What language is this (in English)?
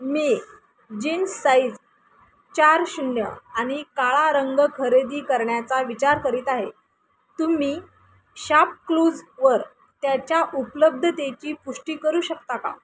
Marathi